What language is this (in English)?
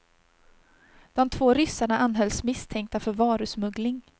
Swedish